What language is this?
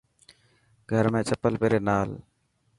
Dhatki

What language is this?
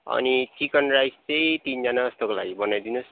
Nepali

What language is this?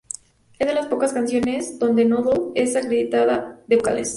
Spanish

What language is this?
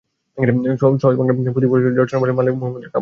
Bangla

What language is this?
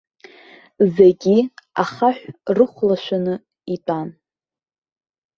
Abkhazian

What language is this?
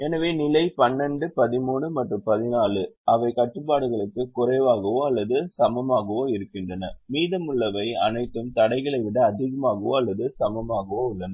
Tamil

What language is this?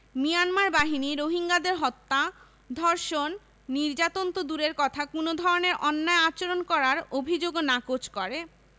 Bangla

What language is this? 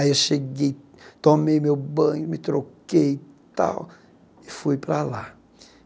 Portuguese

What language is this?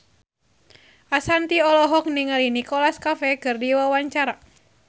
Sundanese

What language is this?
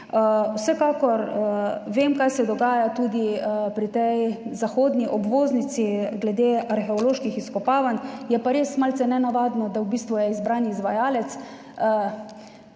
Slovenian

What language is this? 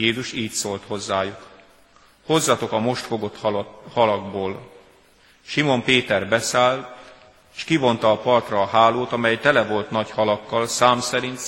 Hungarian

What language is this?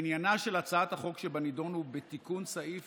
Hebrew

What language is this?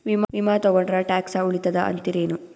Kannada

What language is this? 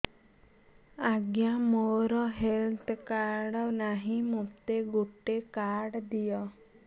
Odia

